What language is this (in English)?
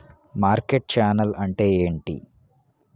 Telugu